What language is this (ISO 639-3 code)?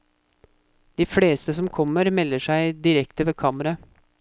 nor